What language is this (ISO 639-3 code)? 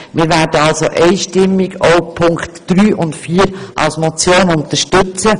gsw